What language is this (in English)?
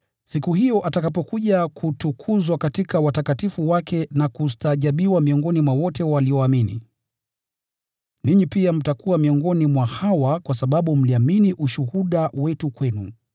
Swahili